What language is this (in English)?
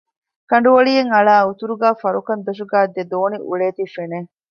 Divehi